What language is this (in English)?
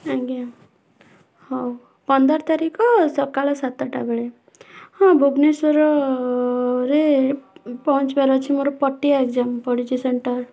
Odia